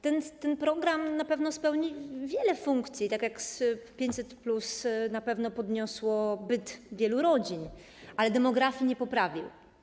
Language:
Polish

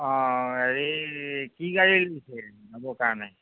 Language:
Assamese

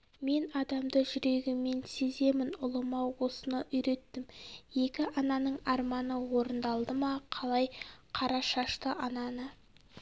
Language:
Kazakh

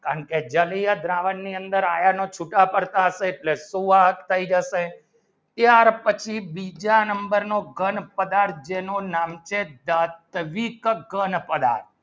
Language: Gujarati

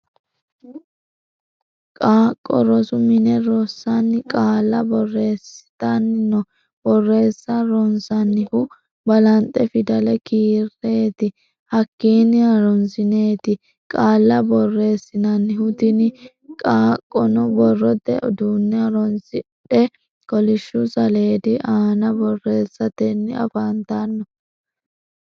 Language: Sidamo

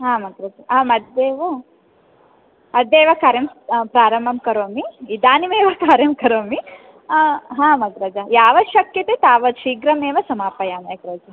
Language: Sanskrit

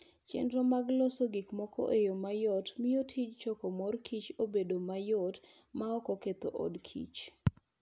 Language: Luo (Kenya and Tanzania)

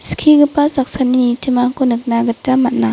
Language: Garo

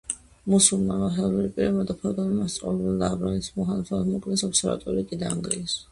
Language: Georgian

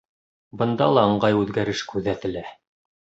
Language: Bashkir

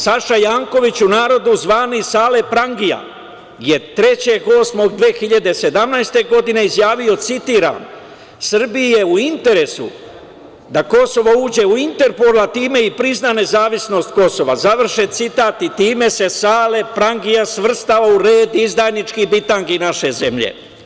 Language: Serbian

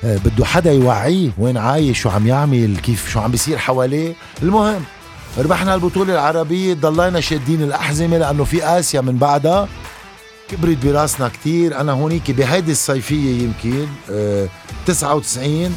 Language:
Arabic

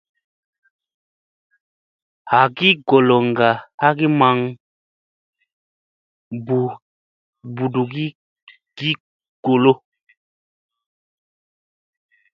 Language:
Musey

